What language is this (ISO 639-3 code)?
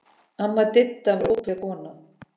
isl